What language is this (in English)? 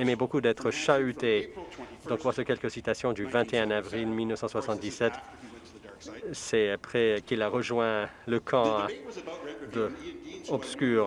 French